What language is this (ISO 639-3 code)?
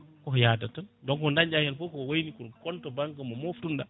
ful